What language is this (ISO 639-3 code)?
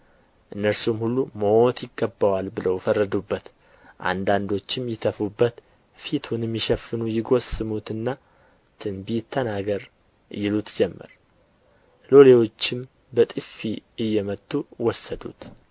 amh